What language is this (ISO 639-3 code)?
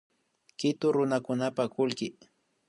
qvi